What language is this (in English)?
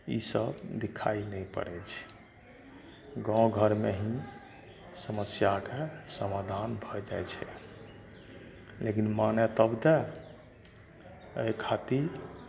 Maithili